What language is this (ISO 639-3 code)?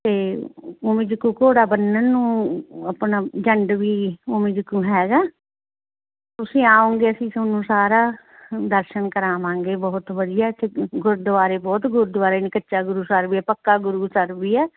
pan